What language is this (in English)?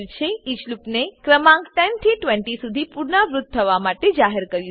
Gujarati